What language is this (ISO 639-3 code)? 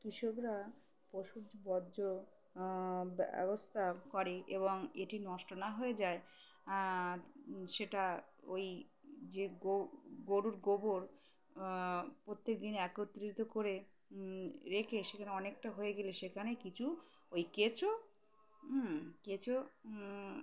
ben